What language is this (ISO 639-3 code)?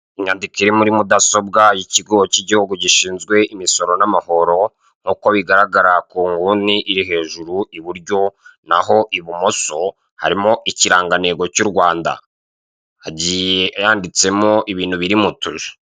kin